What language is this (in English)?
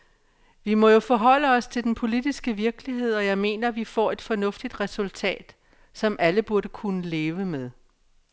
Danish